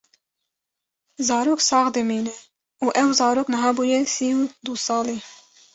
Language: Kurdish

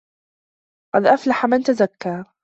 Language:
Arabic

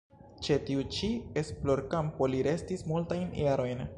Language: Esperanto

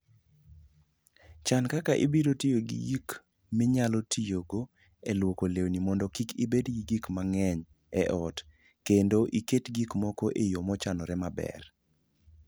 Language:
Luo (Kenya and Tanzania)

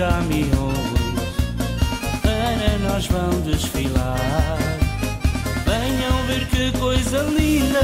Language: Portuguese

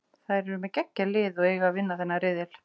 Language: Icelandic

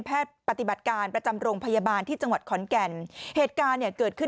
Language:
Thai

